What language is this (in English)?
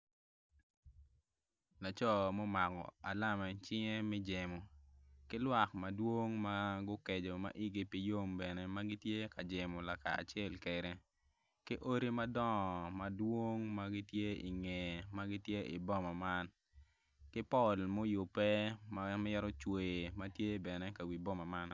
Acoli